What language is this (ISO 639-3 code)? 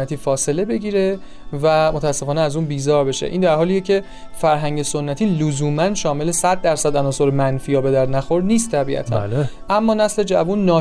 fas